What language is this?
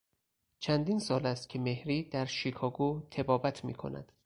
Persian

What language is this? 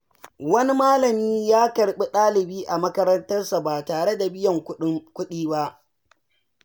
Hausa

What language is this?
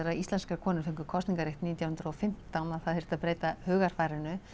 Icelandic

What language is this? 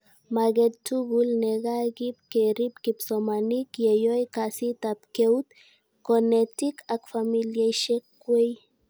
Kalenjin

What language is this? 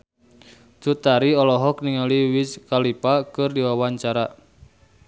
Sundanese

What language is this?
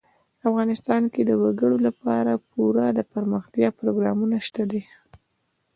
Pashto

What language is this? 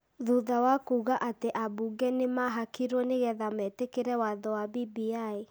Kikuyu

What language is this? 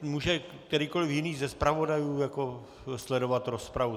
Czech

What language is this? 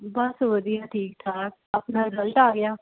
Punjabi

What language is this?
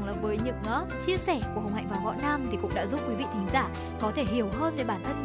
Vietnamese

